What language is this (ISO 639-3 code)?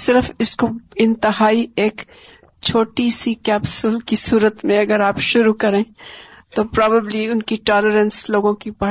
urd